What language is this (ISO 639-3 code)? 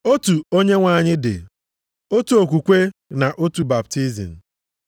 ibo